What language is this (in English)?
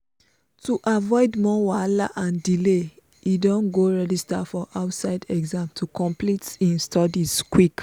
Nigerian Pidgin